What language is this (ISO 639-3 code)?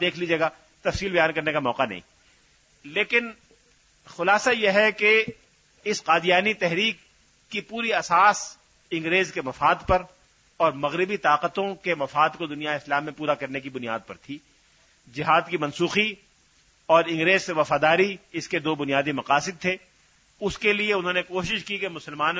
urd